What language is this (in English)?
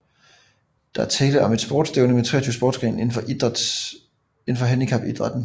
Danish